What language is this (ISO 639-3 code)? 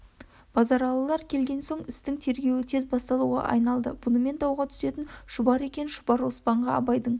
kaz